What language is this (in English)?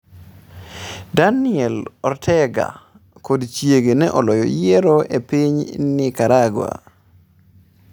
Luo (Kenya and Tanzania)